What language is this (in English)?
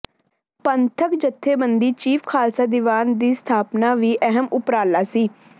Punjabi